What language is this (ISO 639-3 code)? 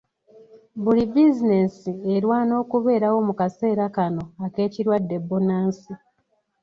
lug